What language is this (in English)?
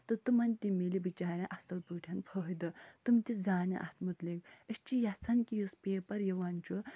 Kashmiri